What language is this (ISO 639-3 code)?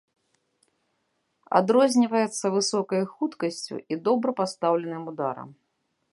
bel